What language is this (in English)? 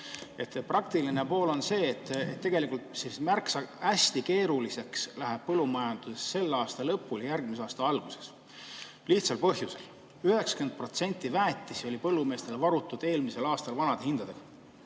Estonian